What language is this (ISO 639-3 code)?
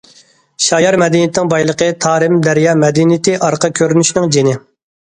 uig